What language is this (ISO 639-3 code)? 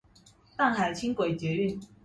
zho